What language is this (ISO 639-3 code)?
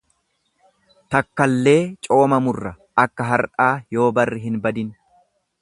orm